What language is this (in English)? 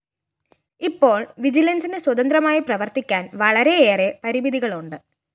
Malayalam